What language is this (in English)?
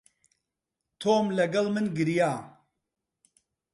Central Kurdish